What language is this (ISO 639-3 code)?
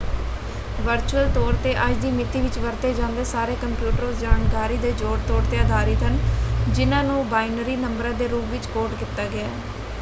pan